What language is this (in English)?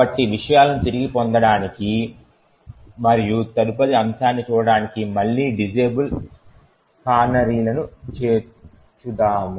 Telugu